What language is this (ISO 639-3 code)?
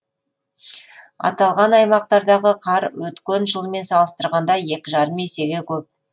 kaz